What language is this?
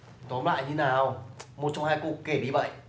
Vietnamese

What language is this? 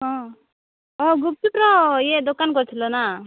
Odia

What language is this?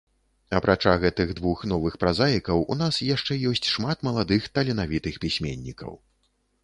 Belarusian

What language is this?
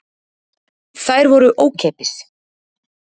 Icelandic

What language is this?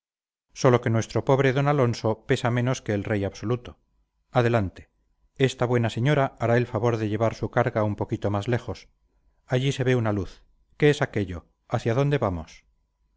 Spanish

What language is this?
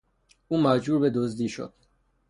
Persian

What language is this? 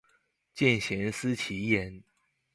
Chinese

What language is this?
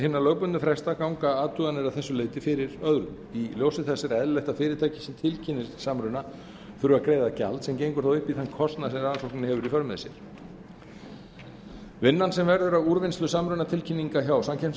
Icelandic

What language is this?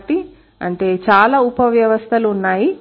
Telugu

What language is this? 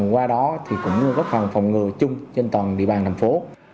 Vietnamese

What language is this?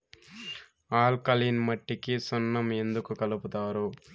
Telugu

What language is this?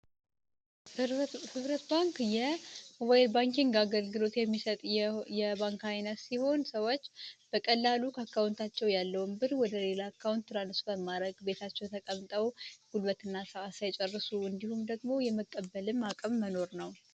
Amharic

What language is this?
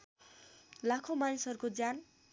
Nepali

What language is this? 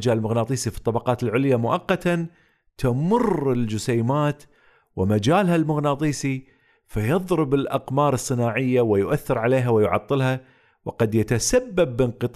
Arabic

